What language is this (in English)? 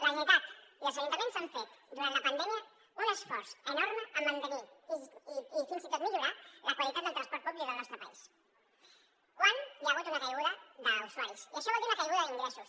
Catalan